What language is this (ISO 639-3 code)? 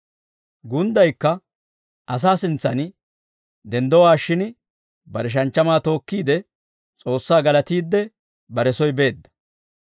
dwr